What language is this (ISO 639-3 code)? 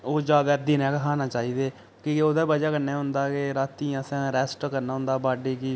doi